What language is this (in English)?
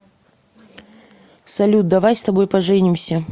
Russian